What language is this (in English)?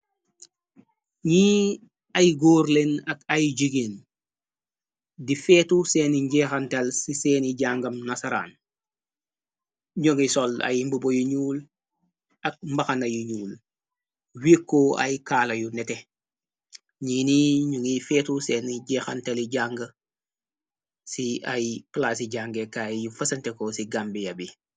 Wolof